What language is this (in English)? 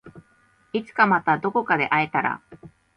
Japanese